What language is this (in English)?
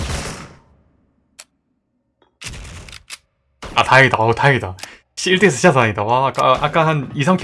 Korean